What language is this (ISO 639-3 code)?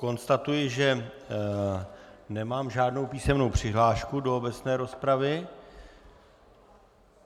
ces